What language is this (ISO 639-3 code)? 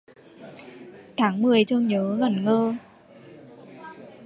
vie